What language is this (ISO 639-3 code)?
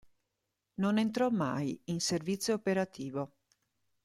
ita